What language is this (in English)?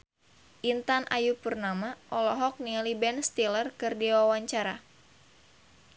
Sundanese